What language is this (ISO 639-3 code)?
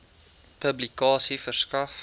afr